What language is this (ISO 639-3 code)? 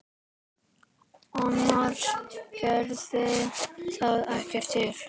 isl